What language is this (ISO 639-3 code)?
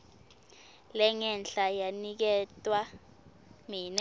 ssw